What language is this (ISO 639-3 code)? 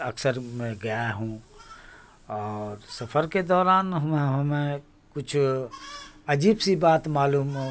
urd